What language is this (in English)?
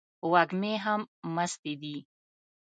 Pashto